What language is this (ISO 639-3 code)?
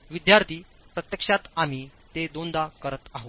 mar